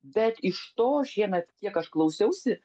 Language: Lithuanian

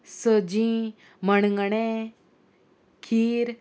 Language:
Konkani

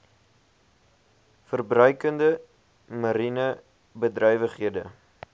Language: Afrikaans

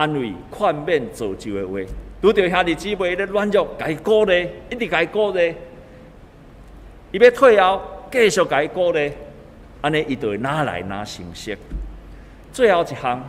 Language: Chinese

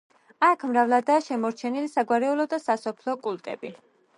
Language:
Georgian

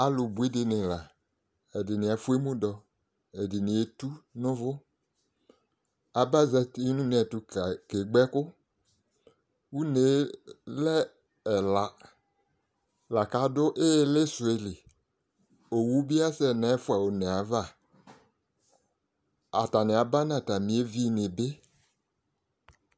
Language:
Ikposo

